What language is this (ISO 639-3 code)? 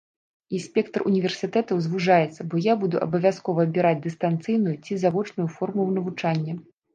bel